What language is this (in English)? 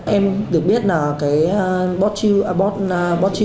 Vietnamese